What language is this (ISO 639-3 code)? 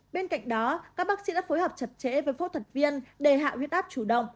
vie